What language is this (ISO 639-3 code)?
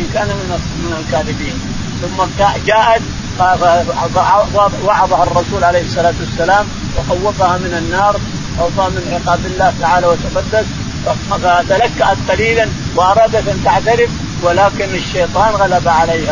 ara